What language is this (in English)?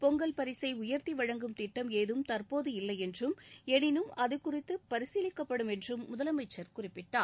Tamil